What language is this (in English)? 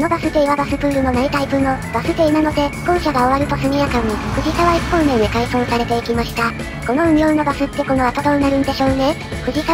Japanese